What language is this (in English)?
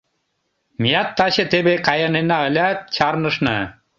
Mari